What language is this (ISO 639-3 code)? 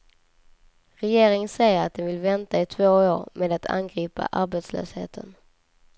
swe